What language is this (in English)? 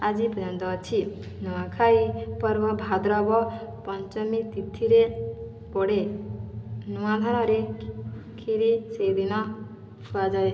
Odia